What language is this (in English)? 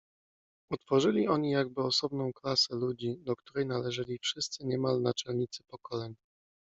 Polish